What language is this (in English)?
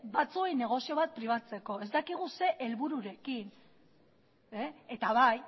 Basque